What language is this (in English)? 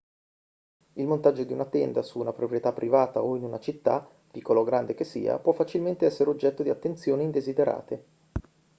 Italian